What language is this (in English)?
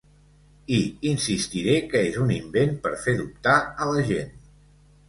Catalan